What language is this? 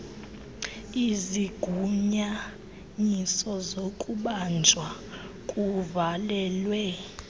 Xhosa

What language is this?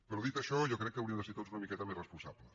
Catalan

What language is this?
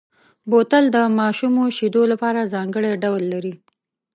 Pashto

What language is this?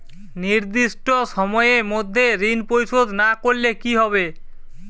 Bangla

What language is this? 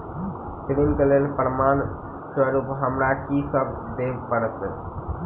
Maithili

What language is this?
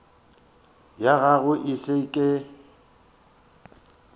Northern Sotho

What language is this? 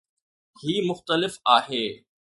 Sindhi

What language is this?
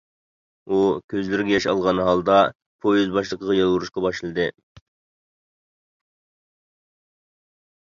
Uyghur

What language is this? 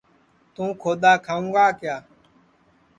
Sansi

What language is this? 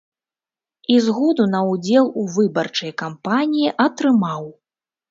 Belarusian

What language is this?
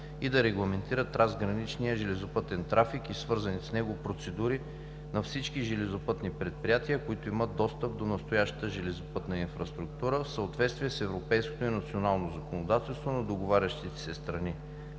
Bulgarian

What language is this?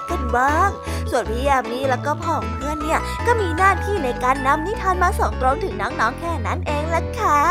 Thai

